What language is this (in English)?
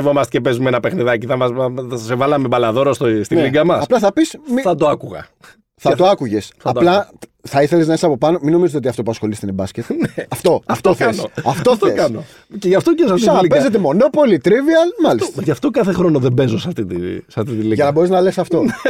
Greek